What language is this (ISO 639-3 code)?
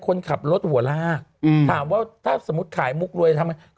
tha